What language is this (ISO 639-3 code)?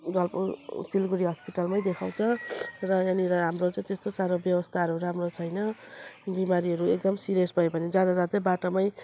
nep